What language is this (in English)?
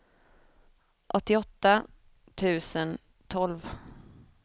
Swedish